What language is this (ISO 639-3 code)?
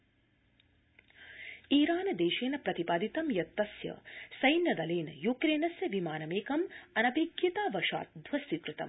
san